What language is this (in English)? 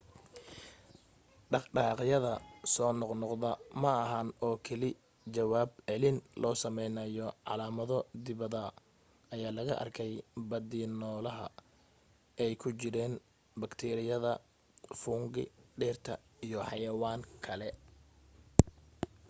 Somali